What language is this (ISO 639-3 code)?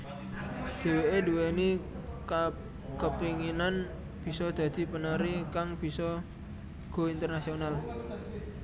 jav